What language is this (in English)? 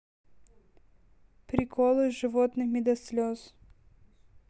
Russian